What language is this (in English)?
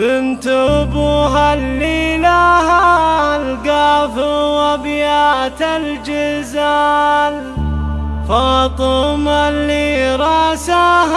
Arabic